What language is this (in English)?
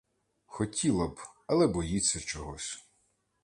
Ukrainian